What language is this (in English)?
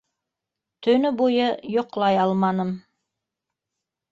Bashkir